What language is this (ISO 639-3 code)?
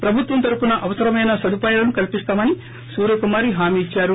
tel